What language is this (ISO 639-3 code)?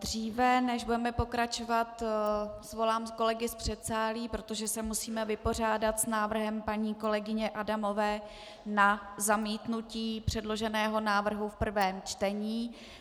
ces